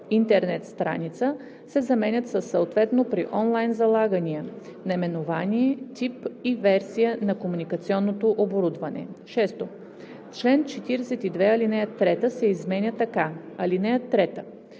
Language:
Bulgarian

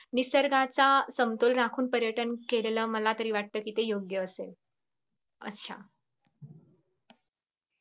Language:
Marathi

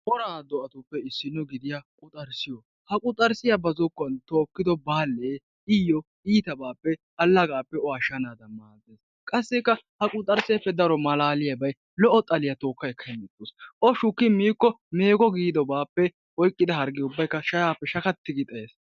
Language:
Wolaytta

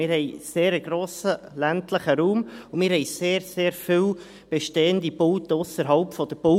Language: Swiss German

